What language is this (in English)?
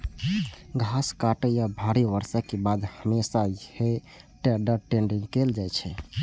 Maithili